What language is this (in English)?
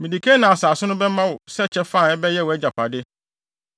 Akan